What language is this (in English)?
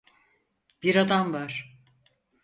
Turkish